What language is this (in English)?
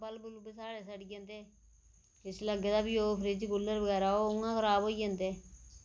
Dogri